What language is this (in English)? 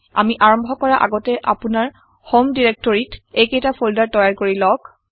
Assamese